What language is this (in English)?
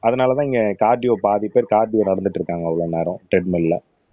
Tamil